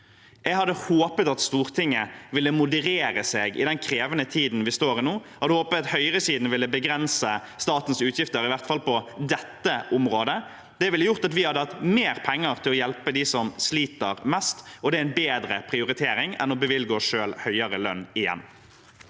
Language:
Norwegian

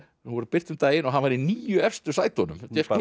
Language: Icelandic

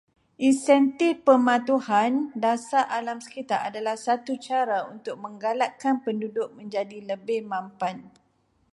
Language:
Malay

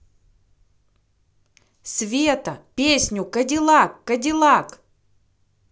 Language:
Russian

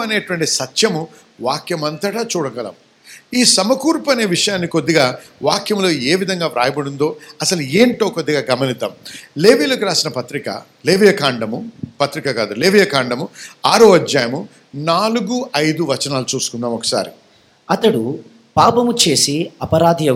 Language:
Telugu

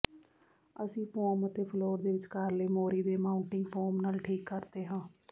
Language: Punjabi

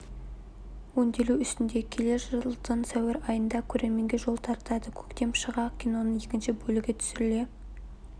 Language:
Kazakh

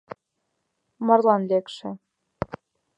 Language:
Mari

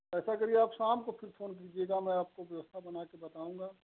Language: Hindi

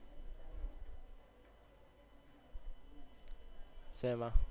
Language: Gujarati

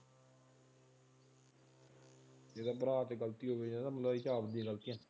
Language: Punjabi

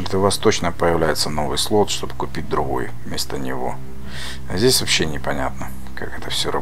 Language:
Russian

